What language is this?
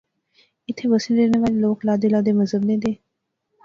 Pahari-Potwari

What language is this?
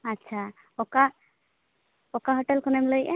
Santali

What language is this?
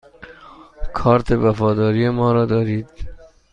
Persian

